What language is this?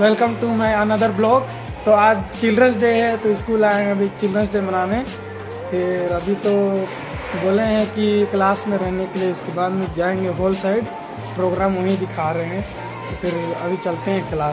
Indonesian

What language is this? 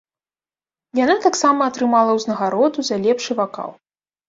Belarusian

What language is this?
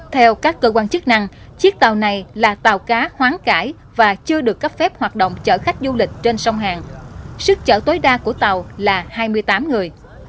Vietnamese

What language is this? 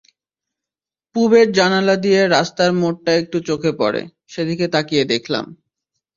Bangla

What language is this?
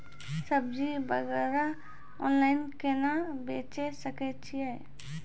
Maithili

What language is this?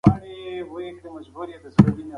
Pashto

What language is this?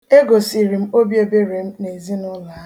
Igbo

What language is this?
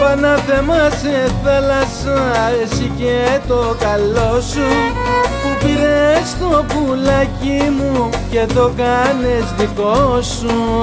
Greek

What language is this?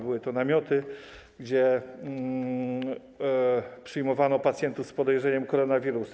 Polish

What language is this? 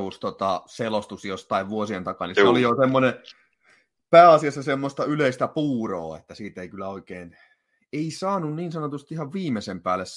Finnish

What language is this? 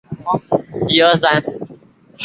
Chinese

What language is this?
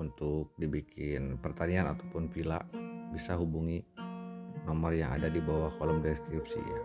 Indonesian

